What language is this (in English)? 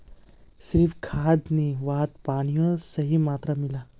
Magahi